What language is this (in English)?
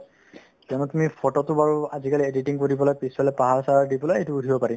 Assamese